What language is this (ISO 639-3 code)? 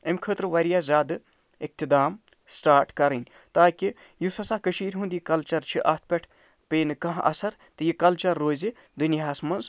kas